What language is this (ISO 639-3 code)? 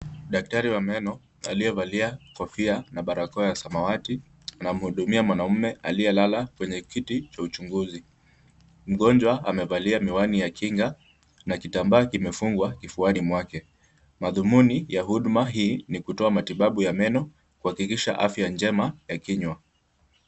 swa